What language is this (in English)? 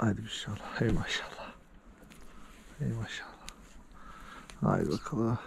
Turkish